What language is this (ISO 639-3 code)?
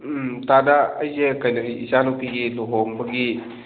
mni